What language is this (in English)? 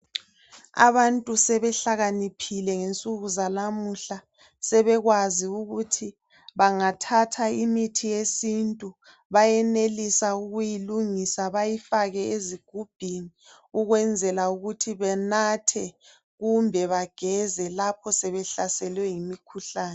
North Ndebele